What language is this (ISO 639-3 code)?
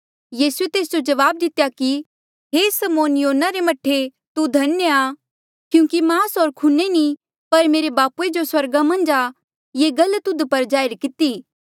mjl